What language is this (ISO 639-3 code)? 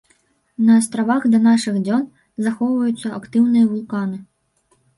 bel